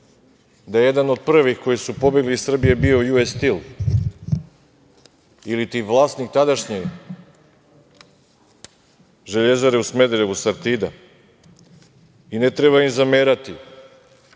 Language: Serbian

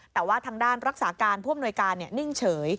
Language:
Thai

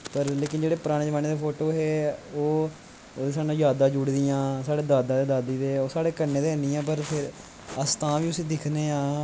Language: Dogri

